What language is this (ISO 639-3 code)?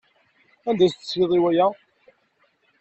kab